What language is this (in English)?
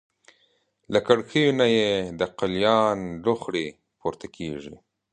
Pashto